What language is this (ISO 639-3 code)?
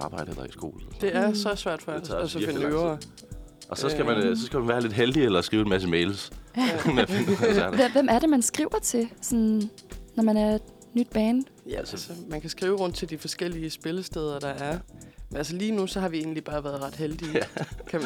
dan